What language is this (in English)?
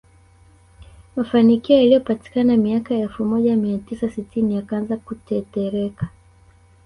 Swahili